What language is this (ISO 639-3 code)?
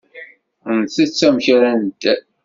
kab